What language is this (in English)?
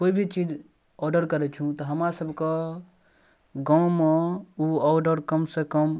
Maithili